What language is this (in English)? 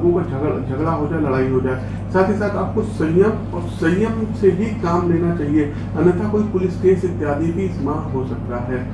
Hindi